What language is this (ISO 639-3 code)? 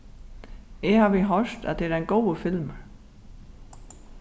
fao